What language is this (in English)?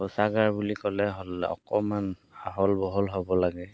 Assamese